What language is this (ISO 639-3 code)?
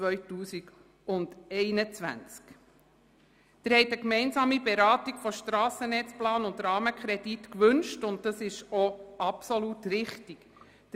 gsw